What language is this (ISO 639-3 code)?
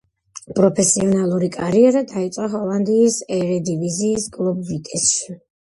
kat